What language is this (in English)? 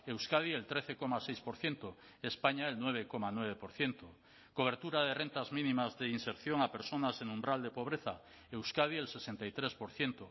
Spanish